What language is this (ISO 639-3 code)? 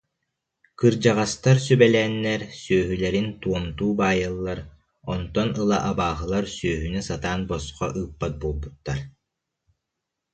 sah